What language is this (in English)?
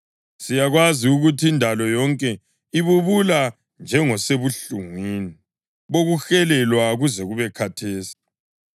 North Ndebele